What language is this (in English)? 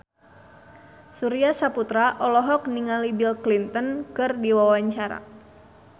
Sundanese